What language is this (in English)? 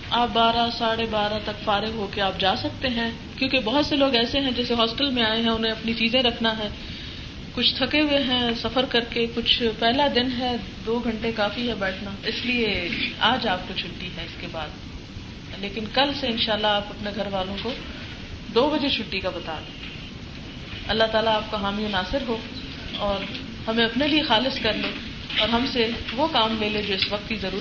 Urdu